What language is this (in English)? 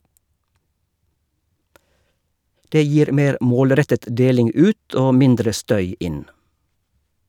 Norwegian